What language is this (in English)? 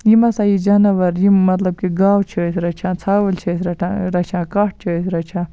Kashmiri